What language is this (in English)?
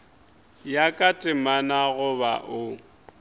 Northern Sotho